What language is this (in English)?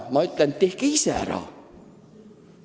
Estonian